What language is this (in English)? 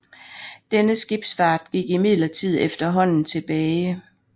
Danish